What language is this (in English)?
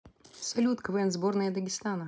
Russian